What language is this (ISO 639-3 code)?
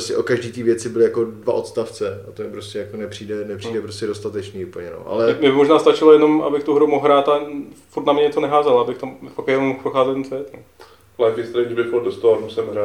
ces